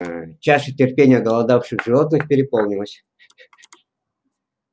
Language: Russian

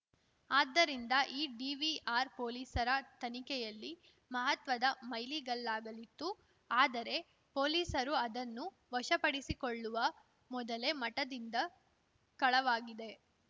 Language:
Kannada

